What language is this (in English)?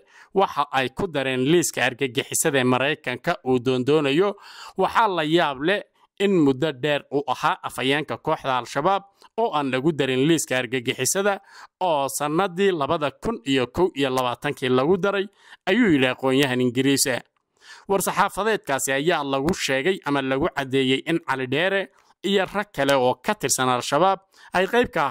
Arabic